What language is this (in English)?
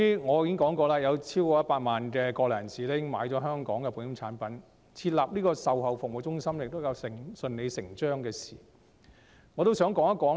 Cantonese